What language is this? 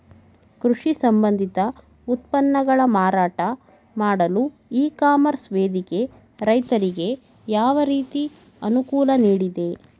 Kannada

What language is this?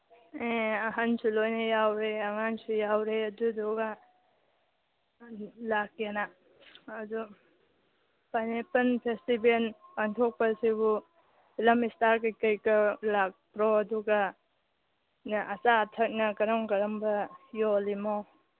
Manipuri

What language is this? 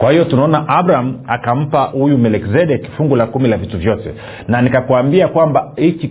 Swahili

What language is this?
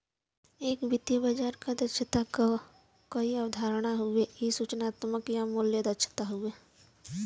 Bhojpuri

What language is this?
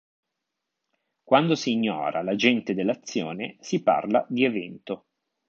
Italian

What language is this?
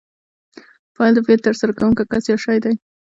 Pashto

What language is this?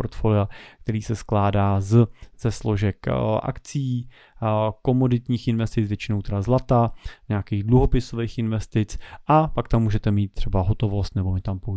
Czech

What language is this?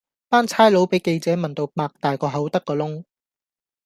Cantonese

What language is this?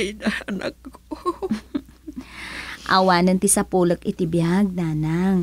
Filipino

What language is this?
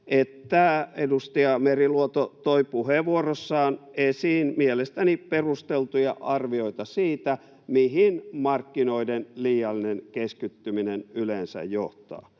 Finnish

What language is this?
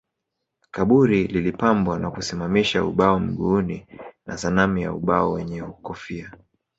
Swahili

